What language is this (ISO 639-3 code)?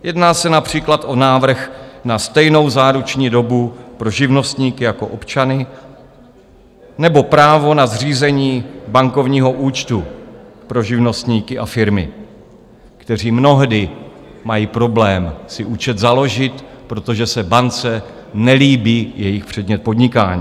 ces